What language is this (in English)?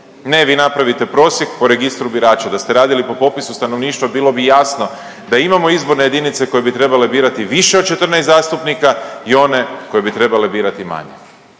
Croatian